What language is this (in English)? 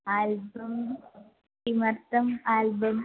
Sanskrit